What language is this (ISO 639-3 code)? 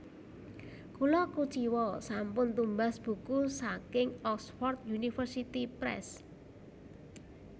jav